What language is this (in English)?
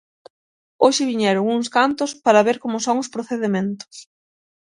Galician